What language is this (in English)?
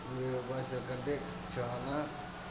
Telugu